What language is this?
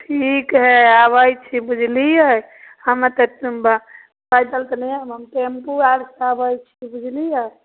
Maithili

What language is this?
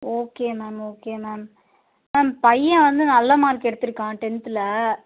Tamil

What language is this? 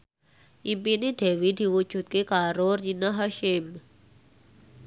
Javanese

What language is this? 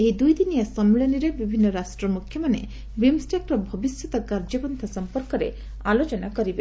Odia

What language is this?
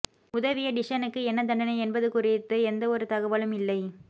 Tamil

